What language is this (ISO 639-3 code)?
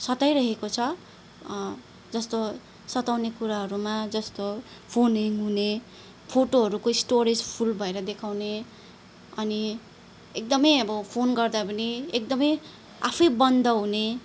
nep